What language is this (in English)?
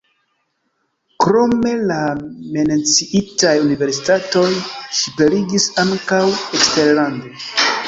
Esperanto